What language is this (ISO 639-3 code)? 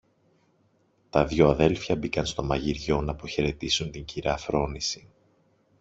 ell